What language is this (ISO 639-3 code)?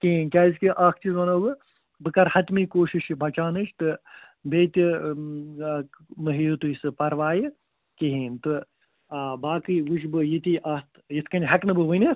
kas